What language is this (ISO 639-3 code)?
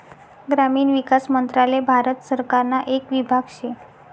mar